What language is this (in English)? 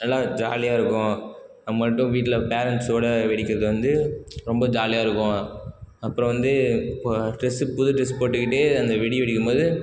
Tamil